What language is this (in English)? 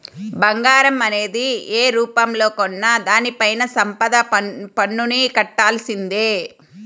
Telugu